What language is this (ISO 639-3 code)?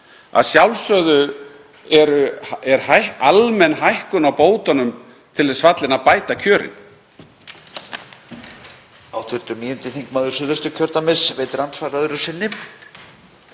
isl